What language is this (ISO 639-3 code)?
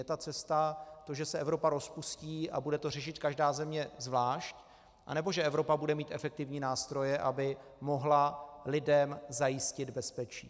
ces